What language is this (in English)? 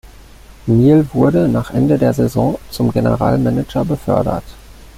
German